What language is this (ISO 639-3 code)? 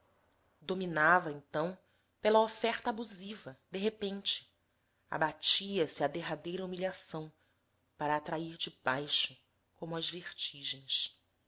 por